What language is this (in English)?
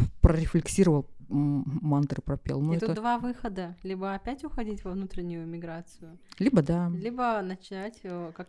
Russian